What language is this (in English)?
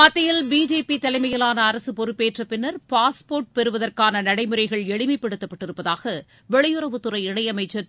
Tamil